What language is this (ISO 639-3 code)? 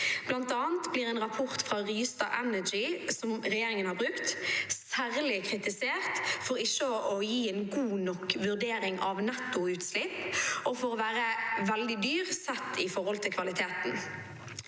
nor